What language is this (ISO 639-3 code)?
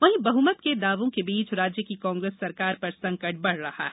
hin